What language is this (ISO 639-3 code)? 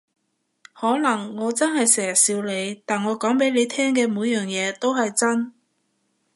yue